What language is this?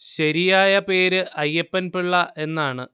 Malayalam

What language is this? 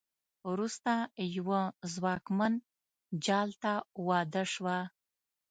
Pashto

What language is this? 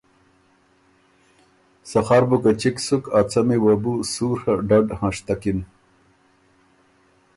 Ormuri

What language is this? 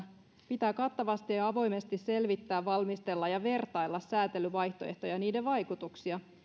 Finnish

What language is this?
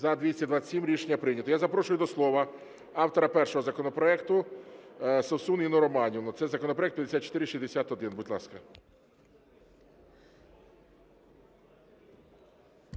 Ukrainian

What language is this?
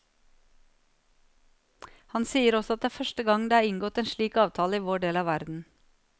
Norwegian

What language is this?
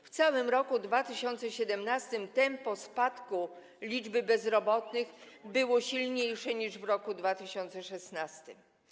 Polish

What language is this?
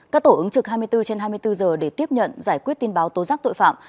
Vietnamese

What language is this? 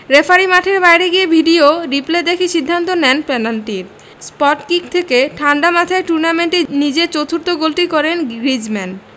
Bangla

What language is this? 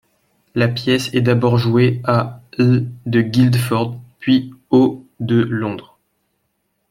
French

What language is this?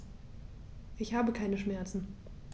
German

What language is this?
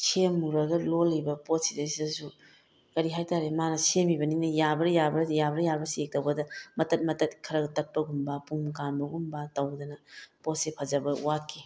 Manipuri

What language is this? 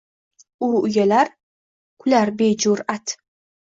Uzbek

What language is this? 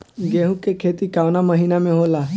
Bhojpuri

